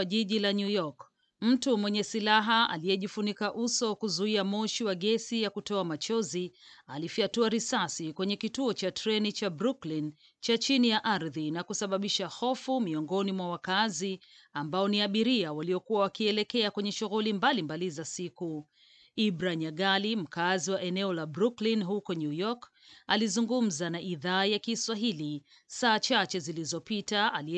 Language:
Swahili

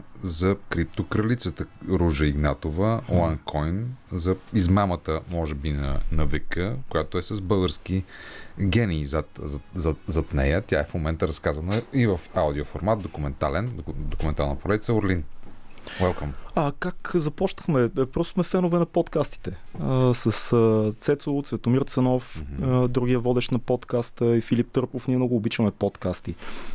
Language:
Bulgarian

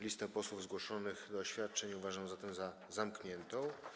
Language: Polish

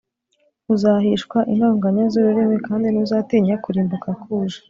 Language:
Kinyarwanda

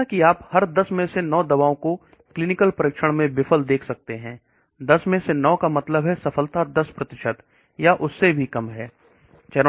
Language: Hindi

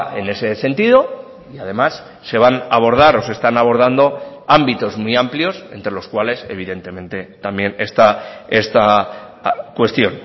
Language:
Spanish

